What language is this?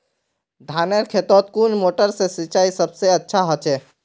Magahi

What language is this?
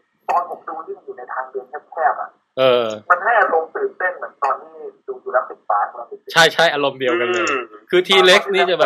Thai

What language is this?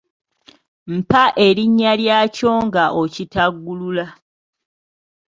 Ganda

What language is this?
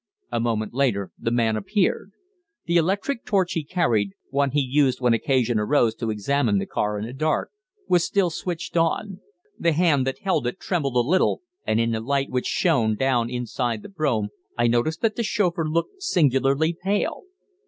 English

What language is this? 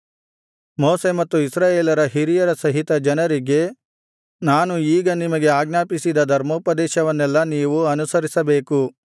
Kannada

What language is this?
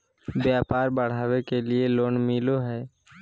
Magahi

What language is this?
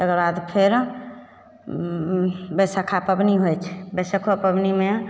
Maithili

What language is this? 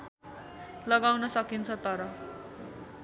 Nepali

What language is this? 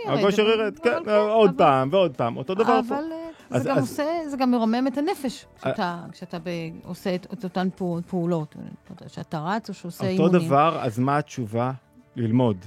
Hebrew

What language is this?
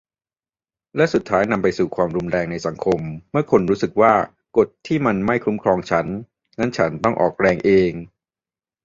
Thai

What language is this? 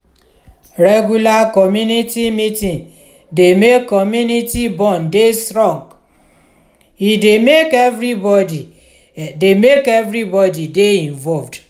Nigerian Pidgin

